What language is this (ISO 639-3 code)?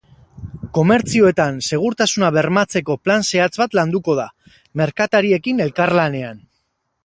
eus